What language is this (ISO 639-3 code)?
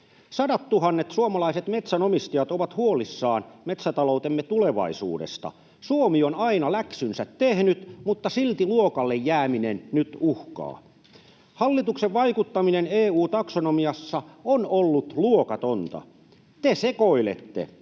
fin